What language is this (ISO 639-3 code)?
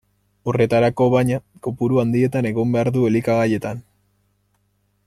eus